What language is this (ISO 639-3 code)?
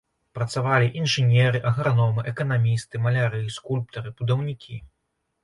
bel